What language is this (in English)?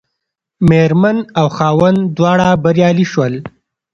Pashto